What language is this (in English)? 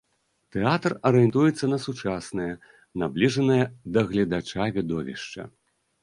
Belarusian